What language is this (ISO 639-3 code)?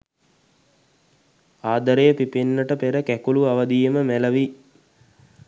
sin